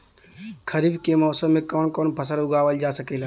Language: Bhojpuri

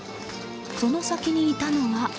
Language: Japanese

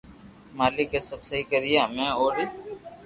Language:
Loarki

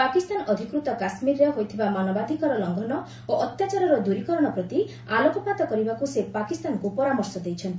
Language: Odia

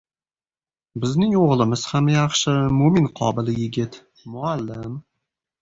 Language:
Uzbek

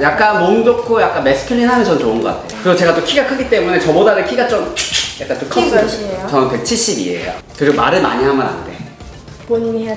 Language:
Korean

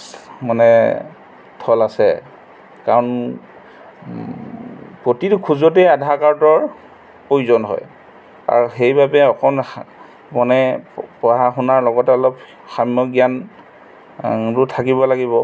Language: Assamese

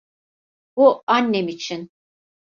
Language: Turkish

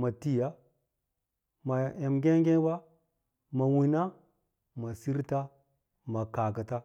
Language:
Lala-Roba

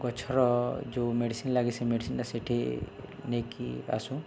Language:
Odia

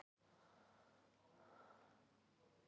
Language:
Icelandic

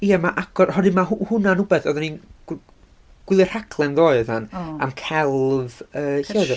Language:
Welsh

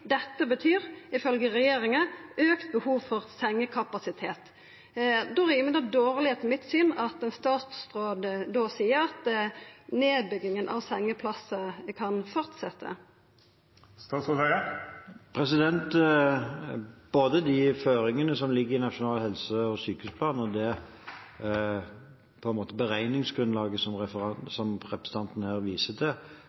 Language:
Norwegian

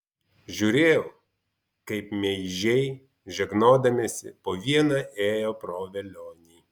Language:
Lithuanian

